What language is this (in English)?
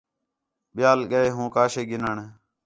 Khetrani